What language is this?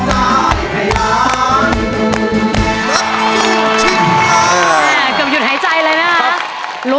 Thai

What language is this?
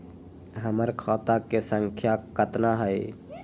Magahi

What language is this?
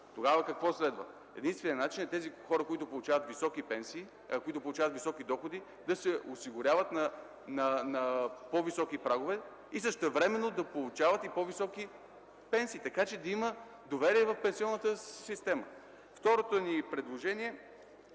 Bulgarian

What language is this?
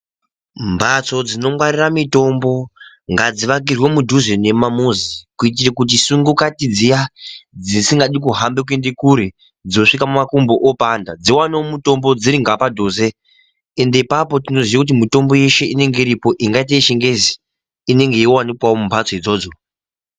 Ndau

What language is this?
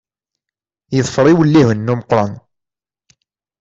Kabyle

